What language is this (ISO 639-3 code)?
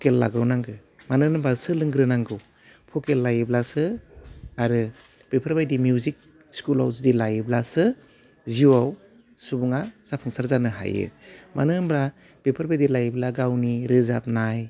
brx